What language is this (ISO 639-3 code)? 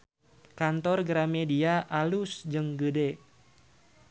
sun